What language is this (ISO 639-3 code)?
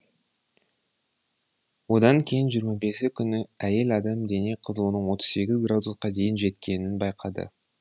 kaz